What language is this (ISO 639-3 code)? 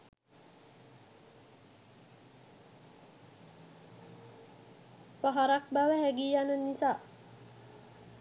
sin